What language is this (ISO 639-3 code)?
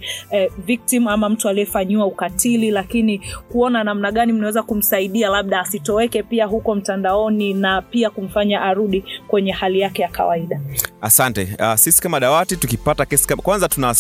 swa